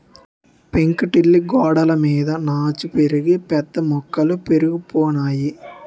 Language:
Telugu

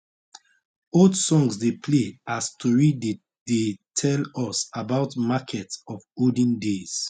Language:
Nigerian Pidgin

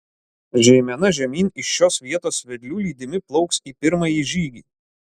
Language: Lithuanian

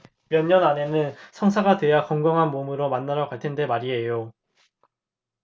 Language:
Korean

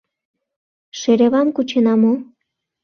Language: Mari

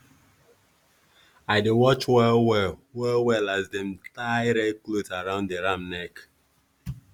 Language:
Nigerian Pidgin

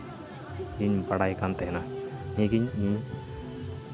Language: Santali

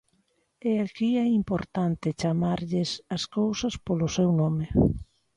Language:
Galician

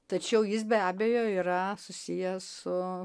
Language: Lithuanian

